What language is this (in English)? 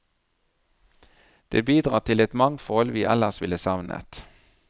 Norwegian